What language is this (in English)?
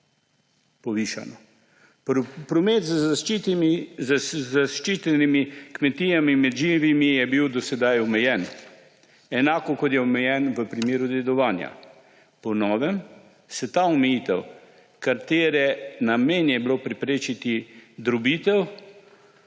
Slovenian